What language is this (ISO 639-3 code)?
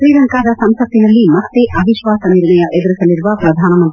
kan